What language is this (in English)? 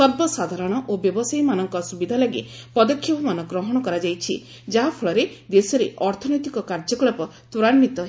Odia